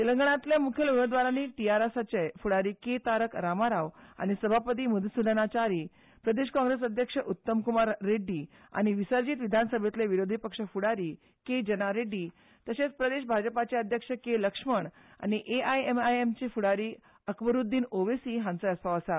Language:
Konkani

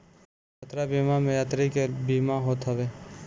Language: Bhojpuri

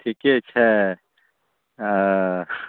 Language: Maithili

